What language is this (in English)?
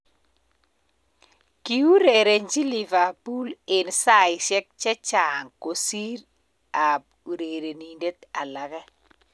Kalenjin